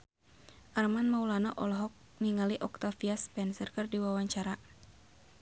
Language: Sundanese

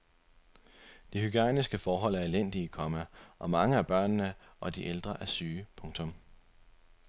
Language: Danish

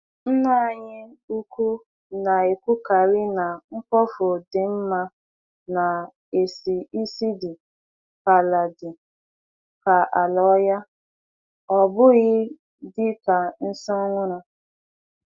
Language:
Igbo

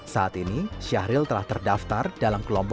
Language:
Indonesian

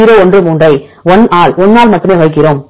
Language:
Tamil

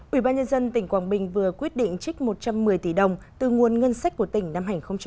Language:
Vietnamese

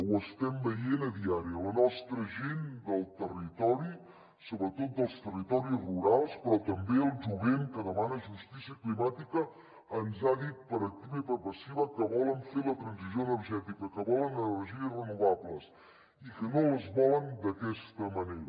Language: Catalan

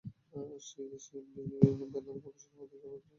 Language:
Bangla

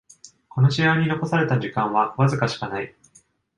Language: Japanese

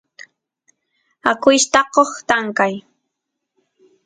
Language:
Santiago del Estero Quichua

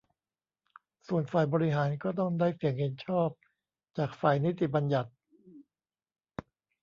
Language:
Thai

